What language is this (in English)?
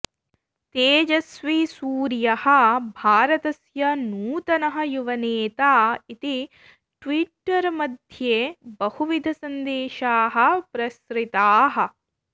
Sanskrit